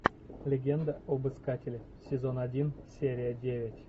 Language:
Russian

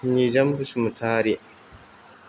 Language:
Bodo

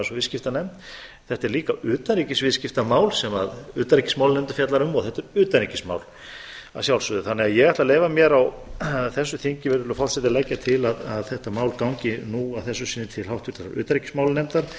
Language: Icelandic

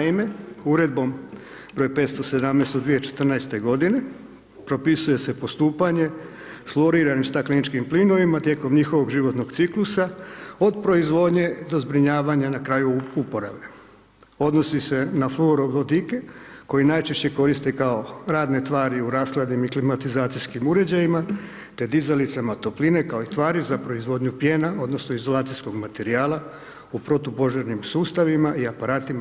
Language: Croatian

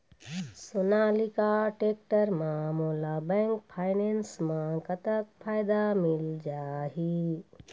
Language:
Chhattisgarhi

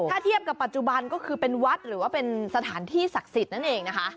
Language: Thai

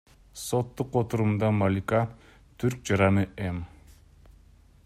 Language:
Kyrgyz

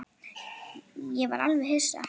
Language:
Icelandic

